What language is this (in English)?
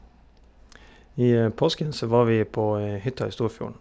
Norwegian